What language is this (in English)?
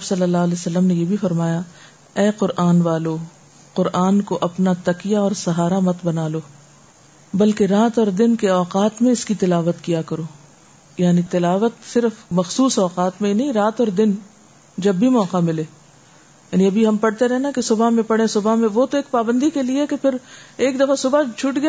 Urdu